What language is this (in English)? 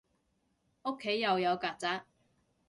Cantonese